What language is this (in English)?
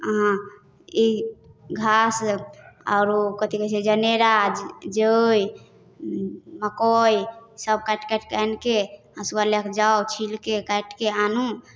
Maithili